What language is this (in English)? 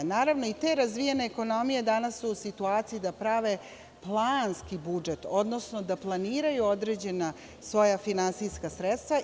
Serbian